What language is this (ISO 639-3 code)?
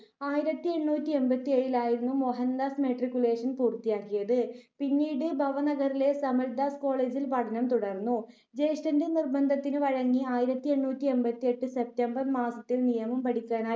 mal